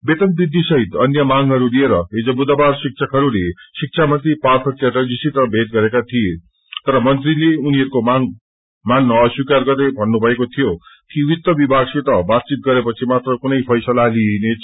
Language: Nepali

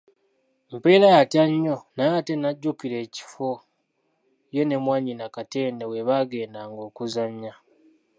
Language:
Ganda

